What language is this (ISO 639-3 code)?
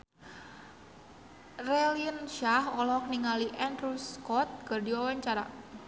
sun